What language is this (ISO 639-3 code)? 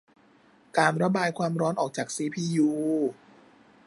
tha